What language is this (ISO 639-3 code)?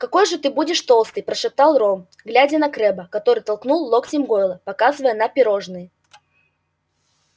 rus